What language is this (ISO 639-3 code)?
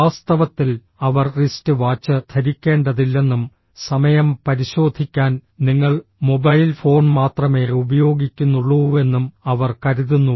mal